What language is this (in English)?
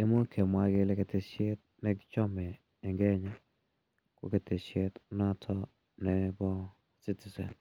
Kalenjin